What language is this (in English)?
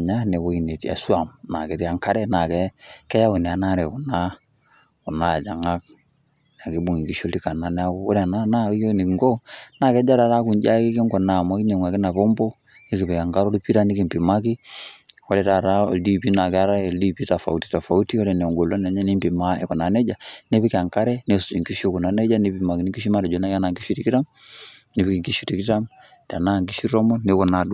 Masai